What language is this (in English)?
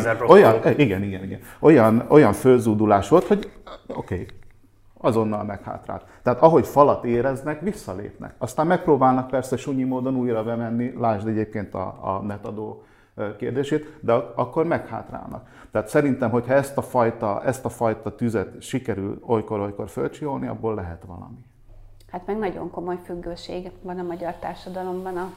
Hungarian